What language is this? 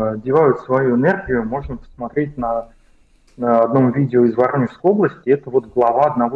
Russian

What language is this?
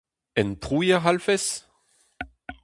Breton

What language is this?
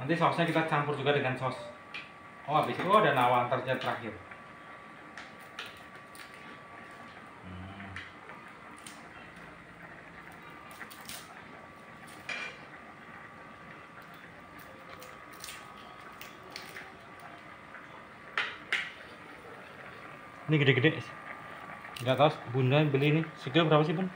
Indonesian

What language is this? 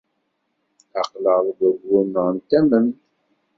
Kabyle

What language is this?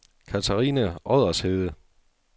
Danish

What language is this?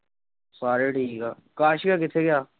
Punjabi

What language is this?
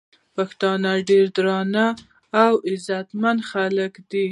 Pashto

